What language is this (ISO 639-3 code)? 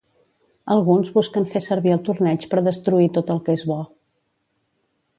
cat